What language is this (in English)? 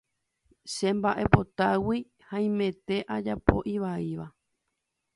Guarani